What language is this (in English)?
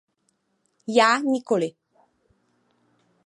Czech